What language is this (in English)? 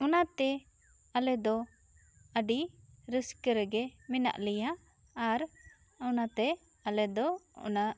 Santali